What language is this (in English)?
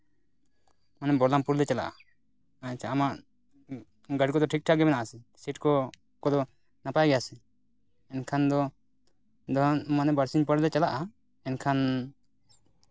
Santali